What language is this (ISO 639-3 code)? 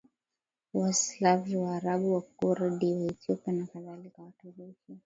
swa